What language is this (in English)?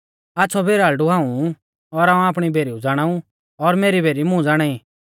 Mahasu Pahari